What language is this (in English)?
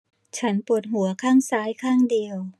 Thai